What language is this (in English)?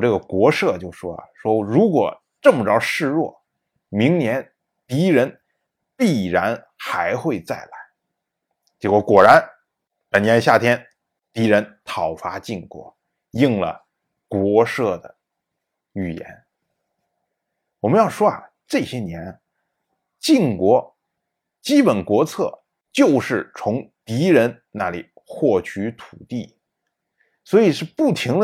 Chinese